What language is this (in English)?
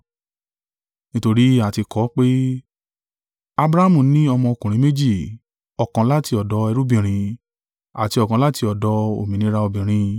Yoruba